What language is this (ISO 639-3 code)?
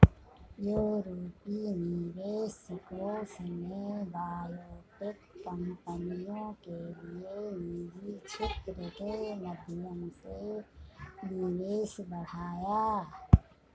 hin